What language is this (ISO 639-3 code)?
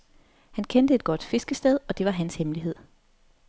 dan